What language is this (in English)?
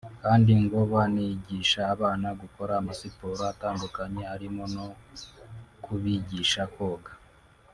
Kinyarwanda